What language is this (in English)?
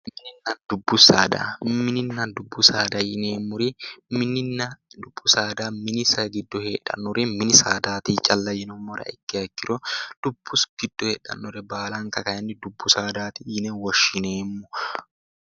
Sidamo